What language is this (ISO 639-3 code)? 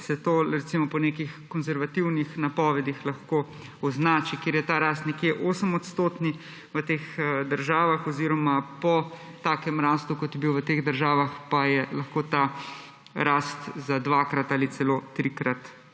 slv